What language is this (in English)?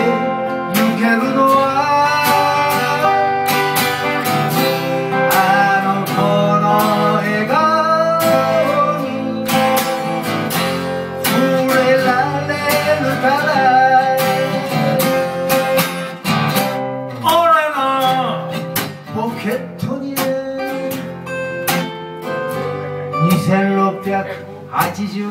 Korean